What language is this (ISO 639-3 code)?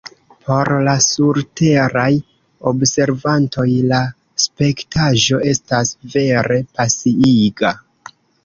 epo